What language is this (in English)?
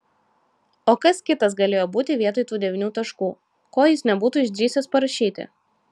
Lithuanian